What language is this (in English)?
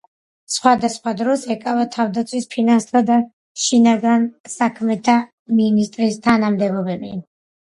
Georgian